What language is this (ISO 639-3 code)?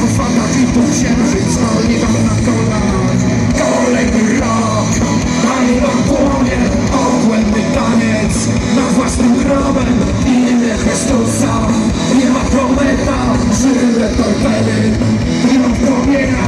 pol